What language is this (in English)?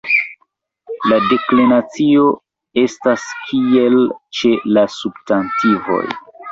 Esperanto